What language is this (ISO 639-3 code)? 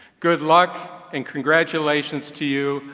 eng